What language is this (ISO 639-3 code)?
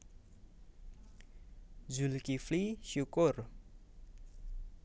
jav